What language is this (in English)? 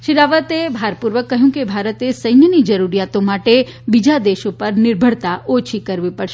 Gujarati